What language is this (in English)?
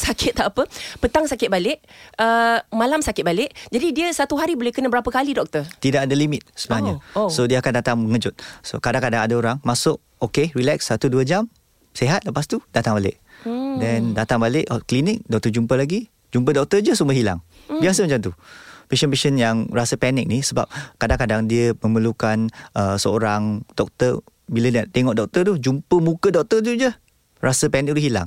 Malay